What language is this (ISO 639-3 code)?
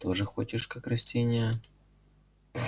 rus